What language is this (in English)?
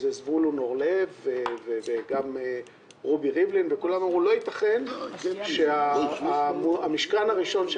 Hebrew